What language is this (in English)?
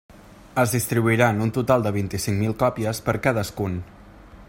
Catalan